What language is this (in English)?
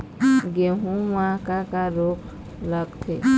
Chhattisgarhi